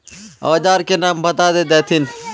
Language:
Magahi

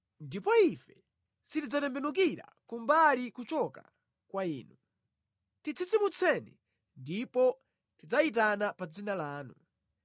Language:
Nyanja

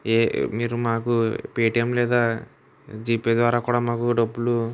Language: Telugu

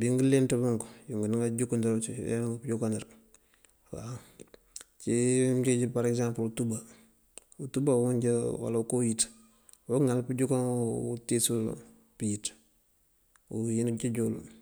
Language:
Mandjak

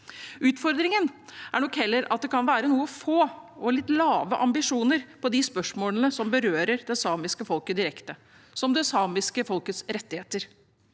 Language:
Norwegian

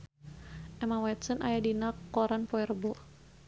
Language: Sundanese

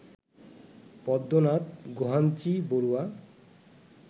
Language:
Bangla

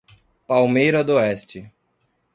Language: Portuguese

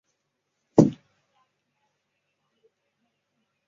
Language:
Chinese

